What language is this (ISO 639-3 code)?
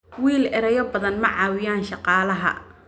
som